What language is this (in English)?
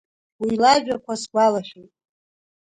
Abkhazian